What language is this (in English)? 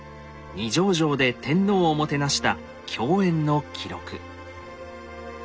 Japanese